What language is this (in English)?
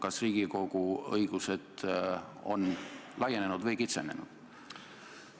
Estonian